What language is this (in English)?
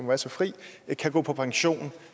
Danish